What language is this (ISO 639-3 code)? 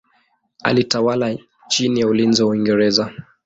swa